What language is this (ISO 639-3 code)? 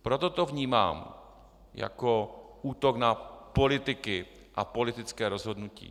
ces